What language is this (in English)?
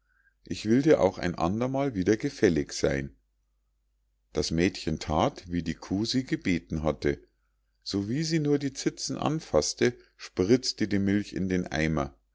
German